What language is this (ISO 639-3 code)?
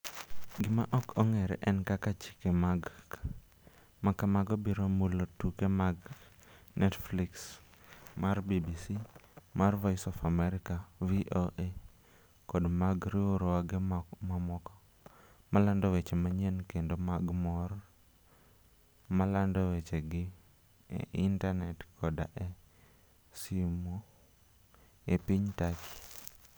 luo